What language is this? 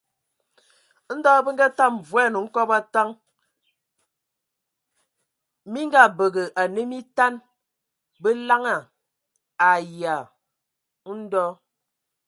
Ewondo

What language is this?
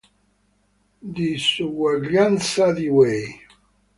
Italian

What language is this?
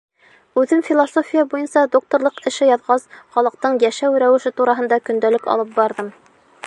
Bashkir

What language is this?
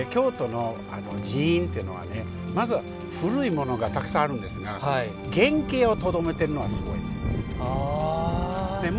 Japanese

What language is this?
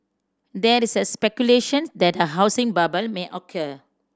English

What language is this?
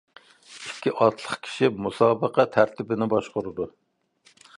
Uyghur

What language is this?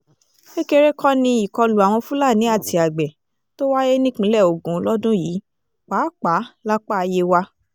Yoruba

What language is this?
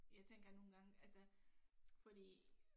Danish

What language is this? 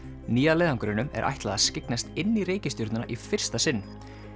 Icelandic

